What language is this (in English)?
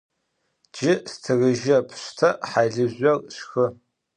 Adyghe